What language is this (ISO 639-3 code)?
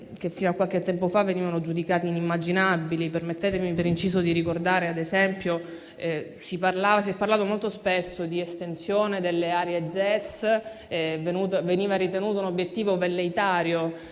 ita